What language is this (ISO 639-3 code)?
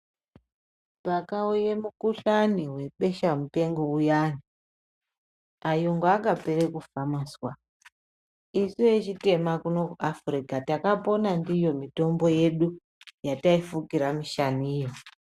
ndc